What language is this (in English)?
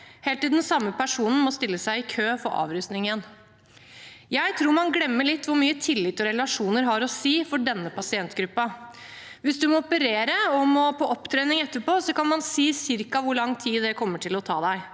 Norwegian